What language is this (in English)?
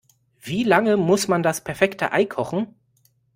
German